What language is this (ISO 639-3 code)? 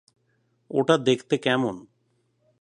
ben